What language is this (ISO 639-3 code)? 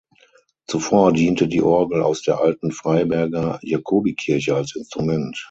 deu